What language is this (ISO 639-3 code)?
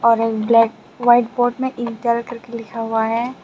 hin